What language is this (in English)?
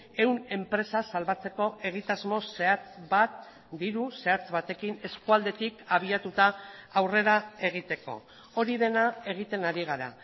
Basque